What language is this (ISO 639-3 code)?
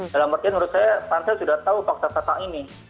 ind